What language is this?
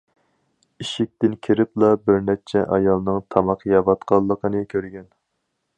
Uyghur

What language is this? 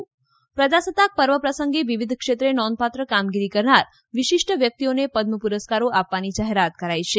Gujarati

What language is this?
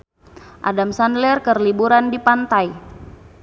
Sundanese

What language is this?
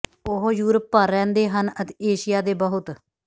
Punjabi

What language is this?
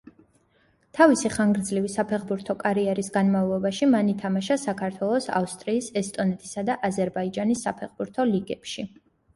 Georgian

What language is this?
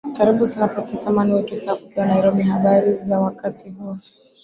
Swahili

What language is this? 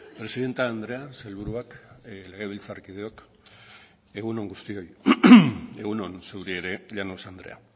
Basque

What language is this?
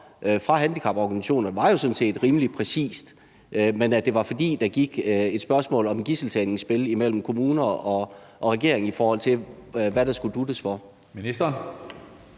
Danish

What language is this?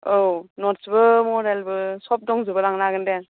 Bodo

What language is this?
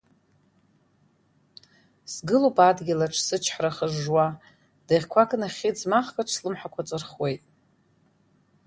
Abkhazian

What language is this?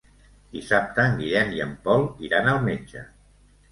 Catalan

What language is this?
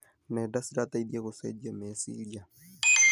Kikuyu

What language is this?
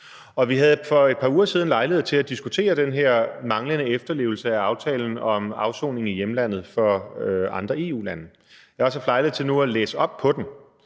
Danish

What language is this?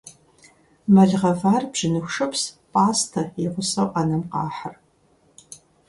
Kabardian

